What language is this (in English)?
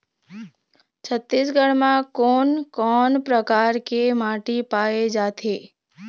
Chhattisgarhi